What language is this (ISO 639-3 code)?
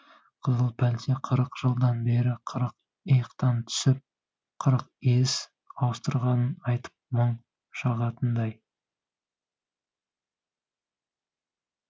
kaz